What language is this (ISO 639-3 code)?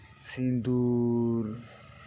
sat